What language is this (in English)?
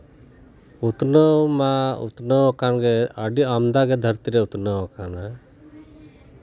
Santali